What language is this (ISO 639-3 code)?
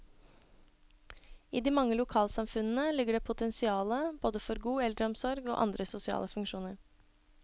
nor